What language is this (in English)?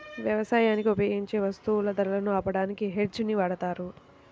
Telugu